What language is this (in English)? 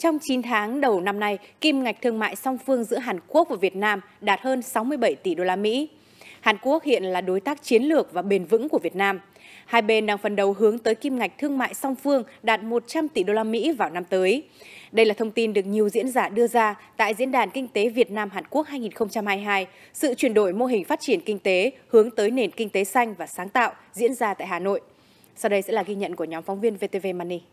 Vietnamese